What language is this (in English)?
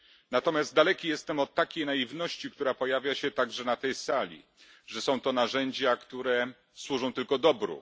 Polish